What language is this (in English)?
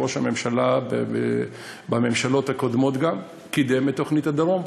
Hebrew